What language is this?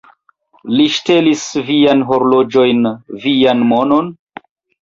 Esperanto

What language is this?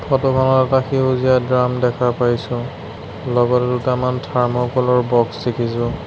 Assamese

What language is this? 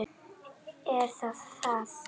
Icelandic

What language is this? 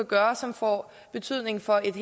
Danish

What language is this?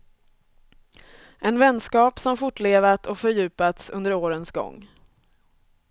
Swedish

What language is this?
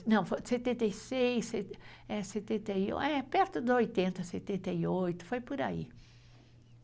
Portuguese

